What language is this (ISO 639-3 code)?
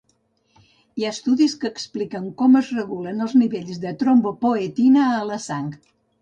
cat